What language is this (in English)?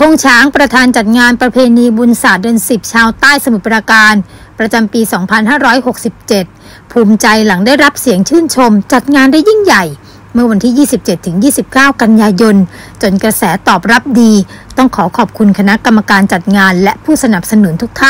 Thai